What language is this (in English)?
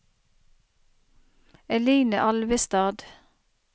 Norwegian